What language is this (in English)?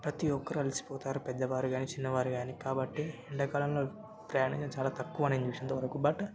Telugu